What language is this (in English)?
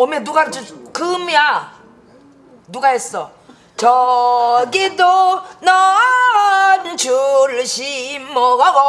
Korean